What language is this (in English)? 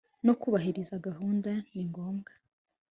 Kinyarwanda